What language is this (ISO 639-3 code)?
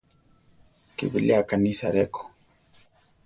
tar